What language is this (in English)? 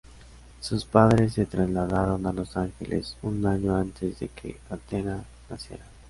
Spanish